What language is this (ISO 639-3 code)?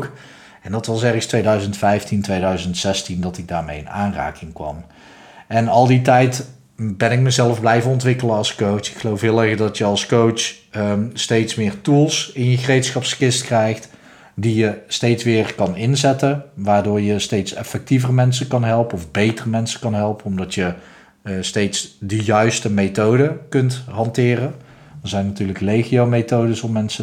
nld